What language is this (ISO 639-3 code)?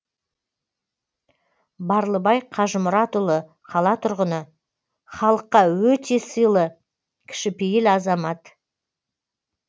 kaz